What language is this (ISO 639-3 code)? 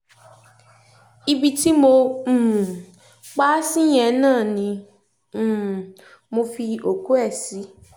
yor